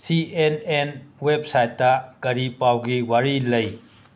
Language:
Manipuri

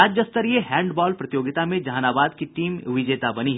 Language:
Hindi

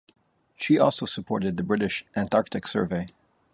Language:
English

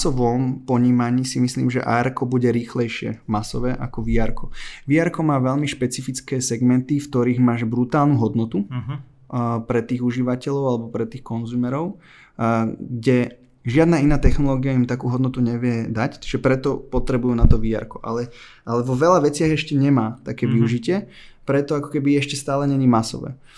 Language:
Slovak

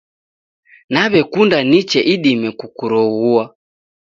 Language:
Taita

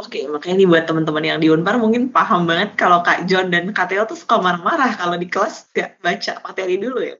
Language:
Indonesian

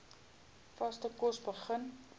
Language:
Afrikaans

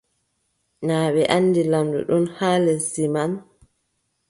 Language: Adamawa Fulfulde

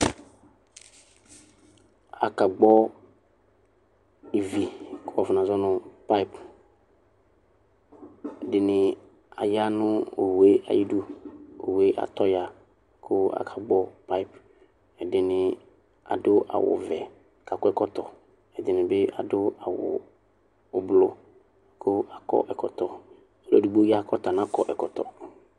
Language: Ikposo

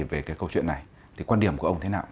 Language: Vietnamese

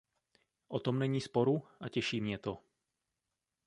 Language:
Czech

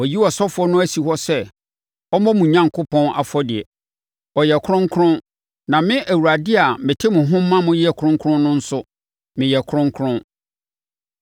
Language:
Akan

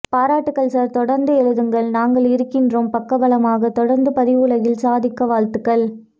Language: Tamil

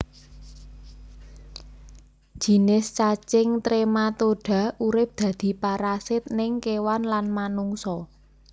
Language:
Javanese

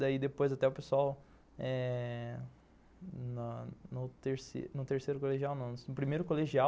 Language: Portuguese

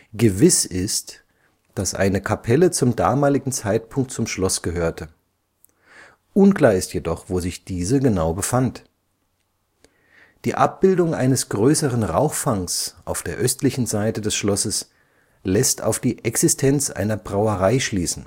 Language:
German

